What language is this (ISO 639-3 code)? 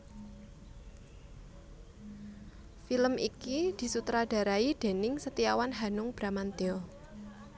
jav